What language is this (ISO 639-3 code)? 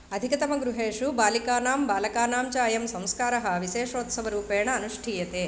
san